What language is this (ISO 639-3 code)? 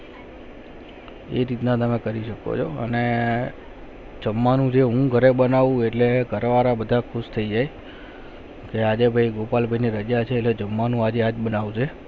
guj